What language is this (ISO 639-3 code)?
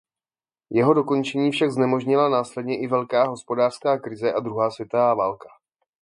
ces